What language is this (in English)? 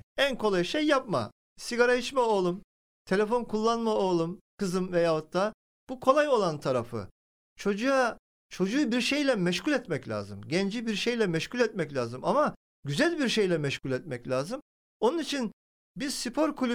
Turkish